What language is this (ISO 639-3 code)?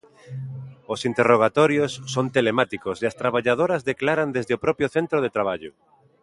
glg